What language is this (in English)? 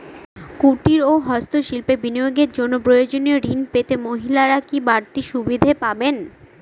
Bangla